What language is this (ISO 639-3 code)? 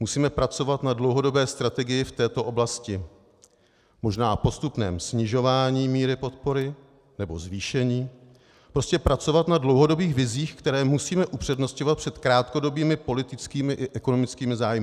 ces